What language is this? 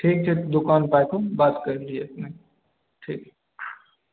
Maithili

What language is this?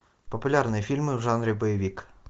Russian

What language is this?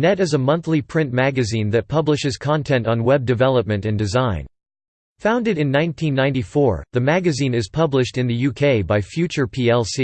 English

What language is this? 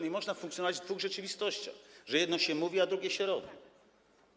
Polish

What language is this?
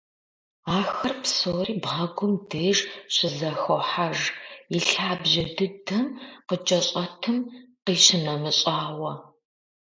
Kabardian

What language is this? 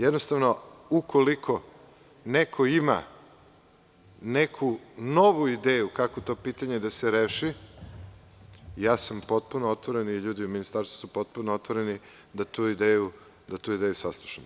Serbian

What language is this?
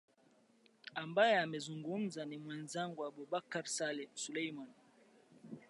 Swahili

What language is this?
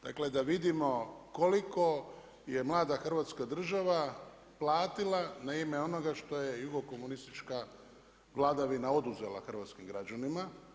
Croatian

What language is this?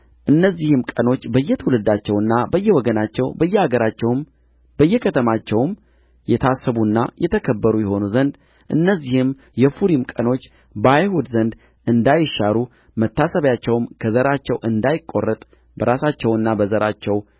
Amharic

